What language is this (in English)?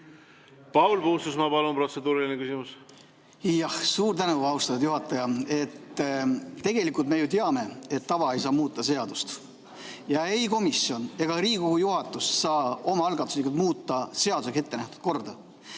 Estonian